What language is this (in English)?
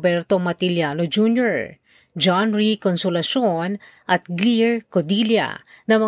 Filipino